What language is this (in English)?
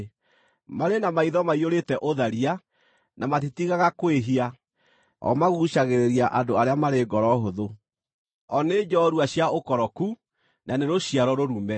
Kikuyu